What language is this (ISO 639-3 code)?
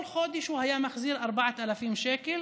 heb